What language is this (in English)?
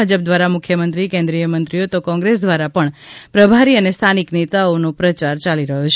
Gujarati